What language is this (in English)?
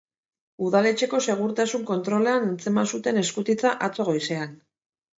Basque